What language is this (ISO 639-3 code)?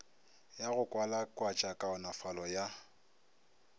nso